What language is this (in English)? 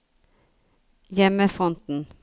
Norwegian